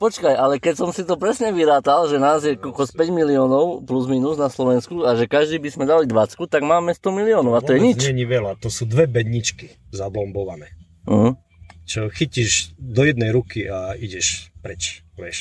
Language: Slovak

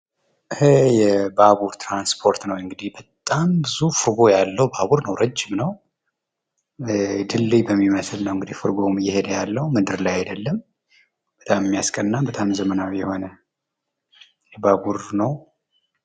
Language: Amharic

